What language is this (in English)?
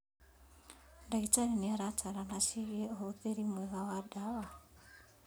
Kikuyu